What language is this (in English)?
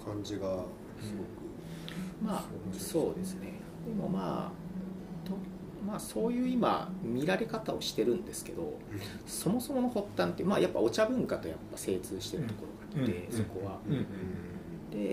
Japanese